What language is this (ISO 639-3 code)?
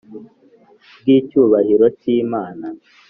kin